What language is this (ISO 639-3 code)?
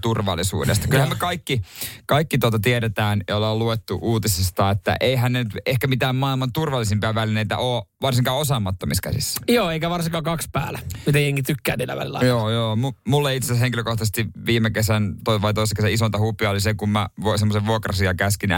fin